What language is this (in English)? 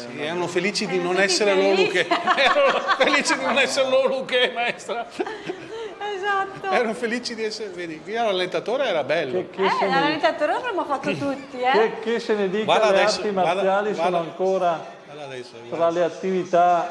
Italian